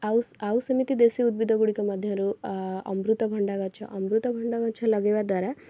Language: Odia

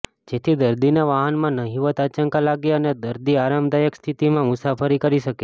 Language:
Gujarati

